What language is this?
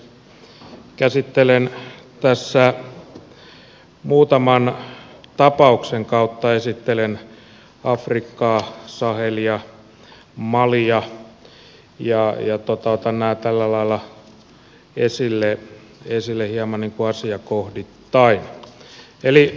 Finnish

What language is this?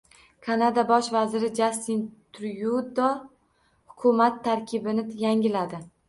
Uzbek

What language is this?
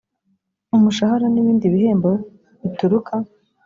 Kinyarwanda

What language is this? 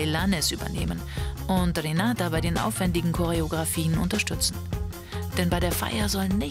German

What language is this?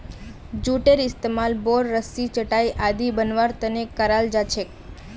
Magahi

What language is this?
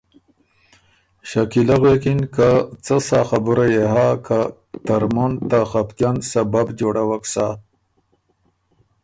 Ormuri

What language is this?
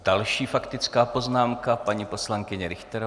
Czech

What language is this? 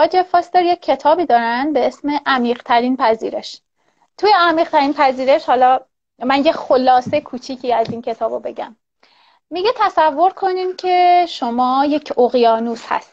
Persian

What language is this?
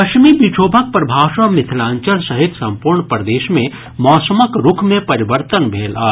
Maithili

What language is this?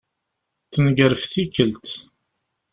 Kabyle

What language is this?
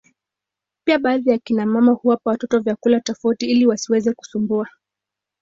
Swahili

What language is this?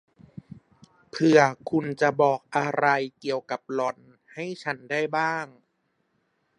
Thai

